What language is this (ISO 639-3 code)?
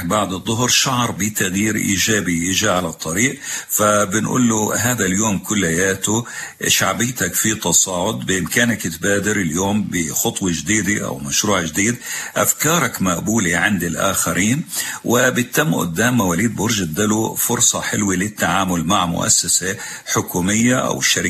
ara